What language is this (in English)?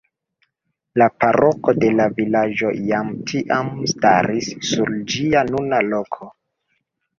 Esperanto